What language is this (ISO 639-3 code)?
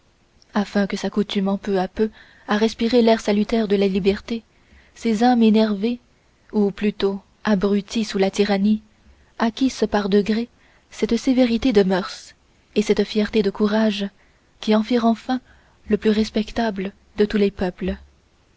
fra